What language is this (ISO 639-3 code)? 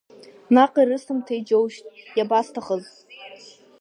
abk